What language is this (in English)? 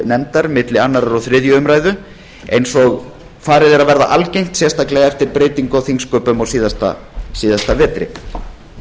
Icelandic